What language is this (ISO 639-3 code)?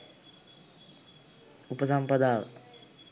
sin